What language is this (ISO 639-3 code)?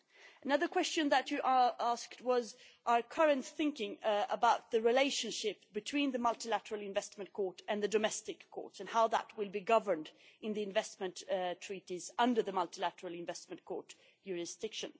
eng